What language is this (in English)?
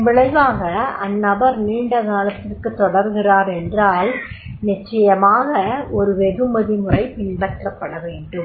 Tamil